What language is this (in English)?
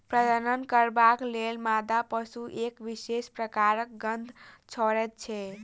Maithili